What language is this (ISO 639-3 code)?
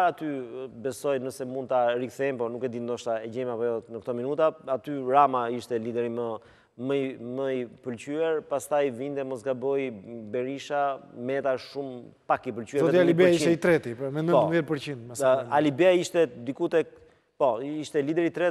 ron